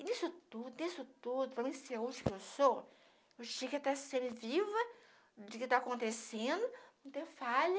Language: Portuguese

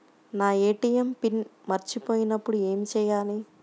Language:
Telugu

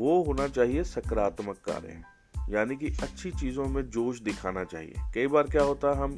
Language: Hindi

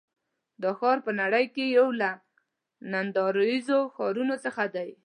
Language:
Pashto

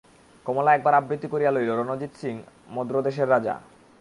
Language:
Bangla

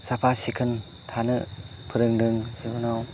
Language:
Bodo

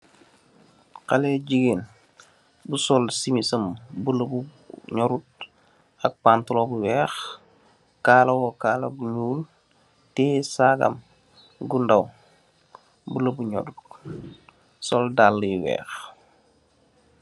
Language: Wolof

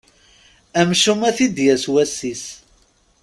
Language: Kabyle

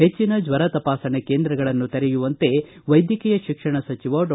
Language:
Kannada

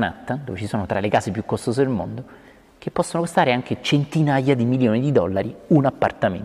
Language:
Italian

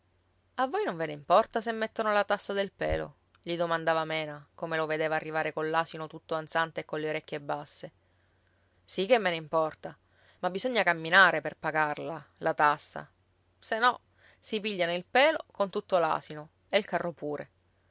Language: Italian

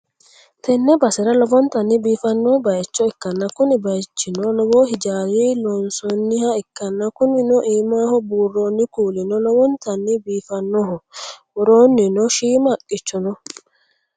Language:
Sidamo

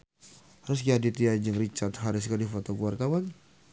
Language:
Sundanese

